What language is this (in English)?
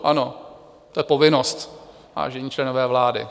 Czech